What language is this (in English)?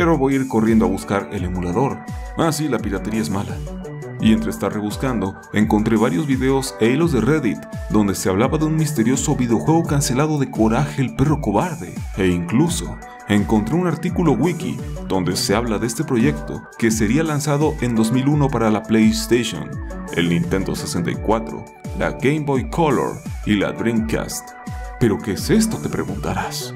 Spanish